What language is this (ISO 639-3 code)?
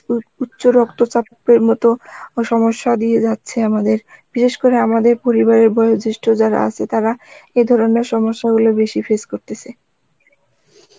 ben